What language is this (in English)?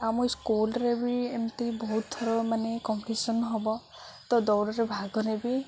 Odia